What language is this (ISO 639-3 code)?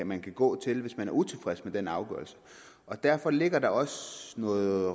dan